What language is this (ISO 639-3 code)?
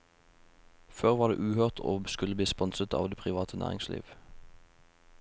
nor